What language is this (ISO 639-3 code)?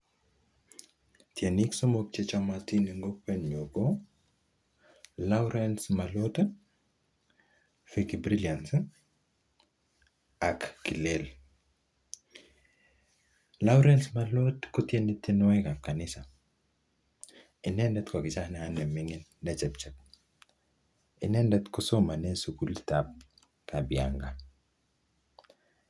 kln